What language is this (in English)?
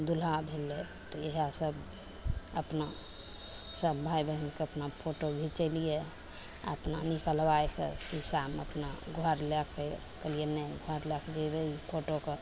Maithili